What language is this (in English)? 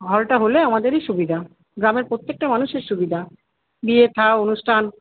Bangla